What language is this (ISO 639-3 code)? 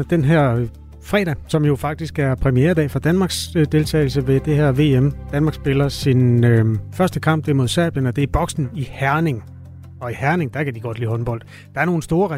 dan